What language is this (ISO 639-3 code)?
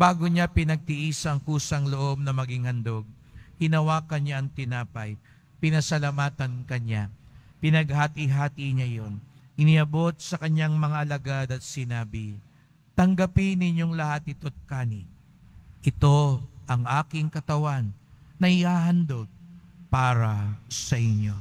fil